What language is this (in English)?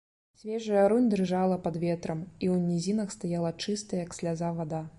Belarusian